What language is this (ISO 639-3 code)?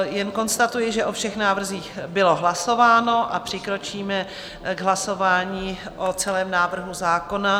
ces